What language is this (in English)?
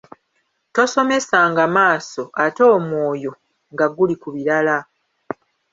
Ganda